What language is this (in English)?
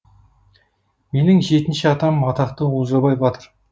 Kazakh